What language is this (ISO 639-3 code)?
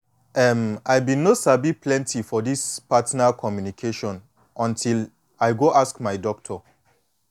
pcm